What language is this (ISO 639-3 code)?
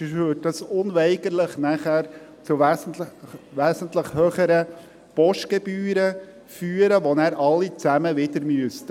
gsw